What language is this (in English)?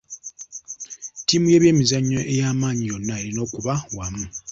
Ganda